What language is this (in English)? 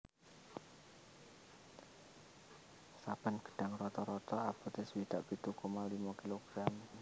Javanese